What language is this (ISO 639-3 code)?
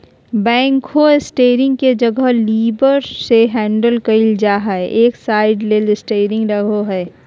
mag